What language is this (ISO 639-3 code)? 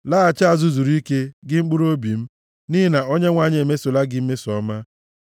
ibo